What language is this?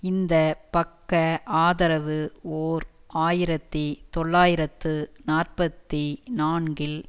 Tamil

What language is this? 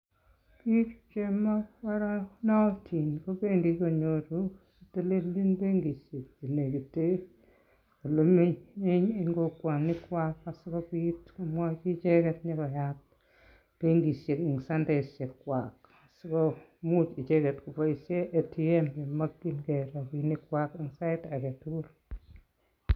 Kalenjin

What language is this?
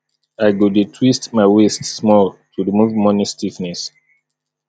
Nigerian Pidgin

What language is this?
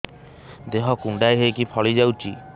Odia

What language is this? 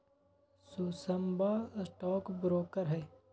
Magahi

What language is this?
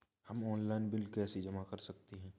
Hindi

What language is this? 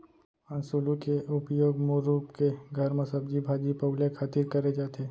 Chhattisgarhi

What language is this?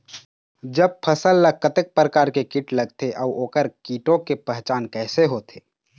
Chhattisgarhi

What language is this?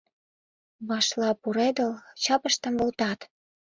Mari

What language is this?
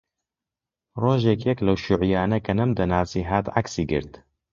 Central Kurdish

